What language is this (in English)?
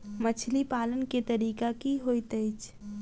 Maithili